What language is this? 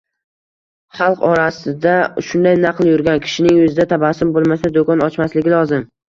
Uzbek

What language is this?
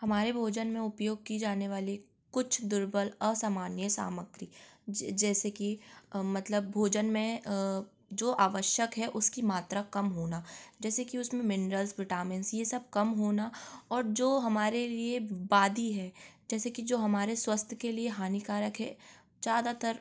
Hindi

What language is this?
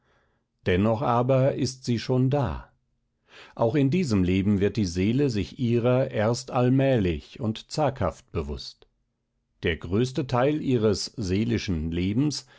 German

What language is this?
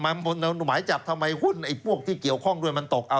Thai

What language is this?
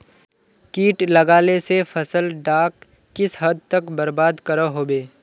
Magahi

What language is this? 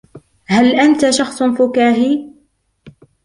Arabic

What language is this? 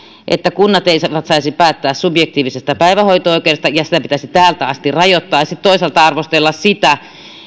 Finnish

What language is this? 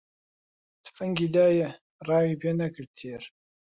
Central Kurdish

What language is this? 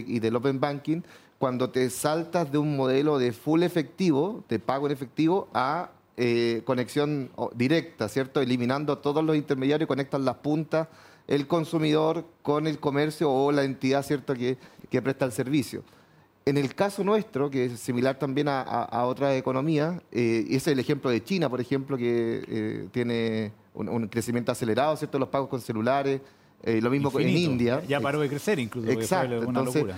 Spanish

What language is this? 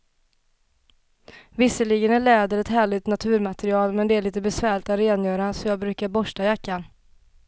Swedish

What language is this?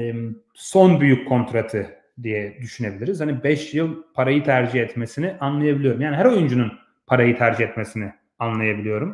Turkish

